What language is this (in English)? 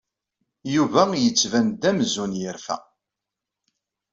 Kabyle